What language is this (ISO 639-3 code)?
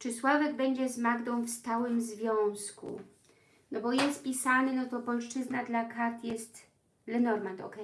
pol